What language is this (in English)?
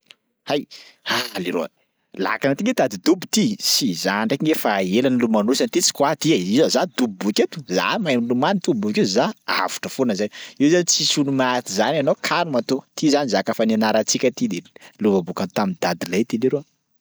Sakalava Malagasy